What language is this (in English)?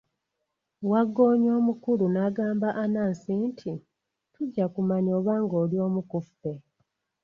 Ganda